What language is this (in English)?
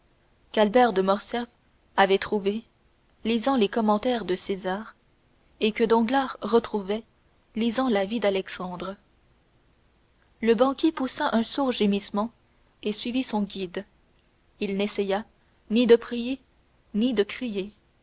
French